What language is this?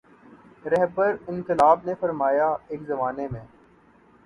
Urdu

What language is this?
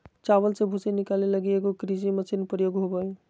Magahi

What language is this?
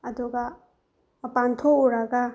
Manipuri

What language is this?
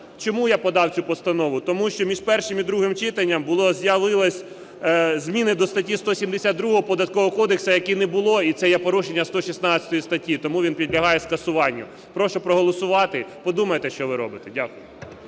Ukrainian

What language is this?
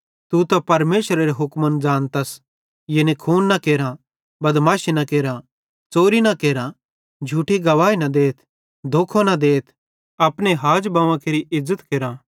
Bhadrawahi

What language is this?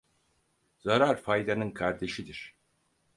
Turkish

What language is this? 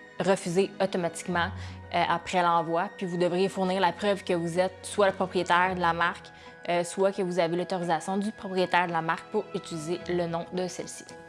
French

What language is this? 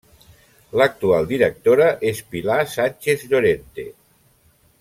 Catalan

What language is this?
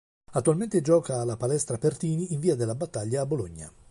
Italian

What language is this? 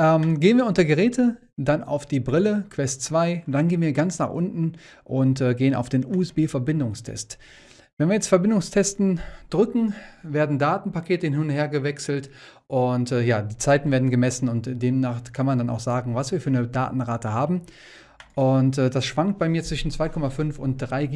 German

